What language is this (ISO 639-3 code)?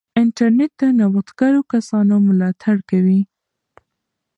pus